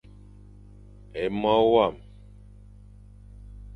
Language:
Fang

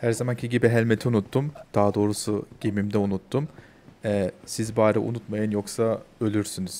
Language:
Turkish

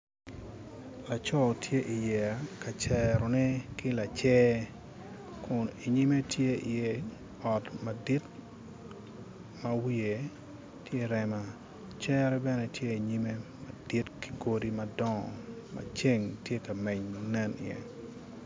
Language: Acoli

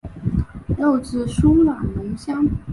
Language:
Chinese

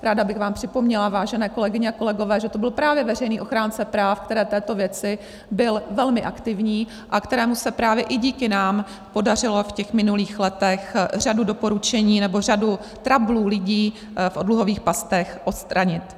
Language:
Czech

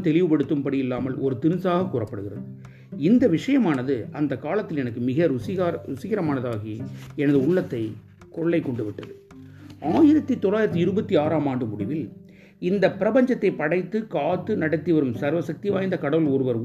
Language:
Tamil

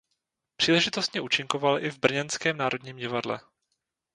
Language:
Czech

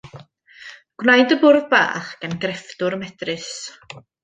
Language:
Welsh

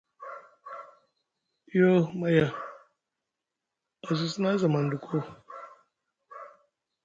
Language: Musgu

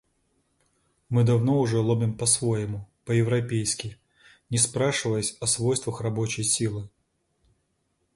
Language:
Russian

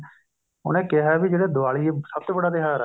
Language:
Punjabi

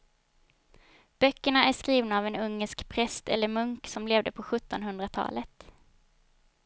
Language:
Swedish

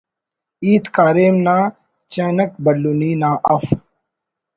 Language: Brahui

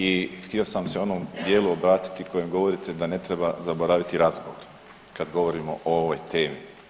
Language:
Croatian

